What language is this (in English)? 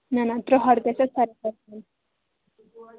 Kashmiri